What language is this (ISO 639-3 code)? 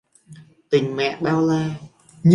vie